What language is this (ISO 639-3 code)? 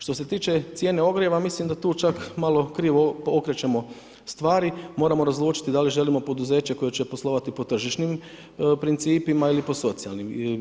hrv